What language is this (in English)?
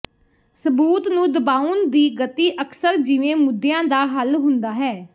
Punjabi